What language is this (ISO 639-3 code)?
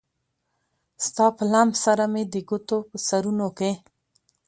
pus